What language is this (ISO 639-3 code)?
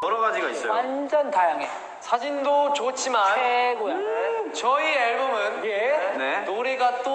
kor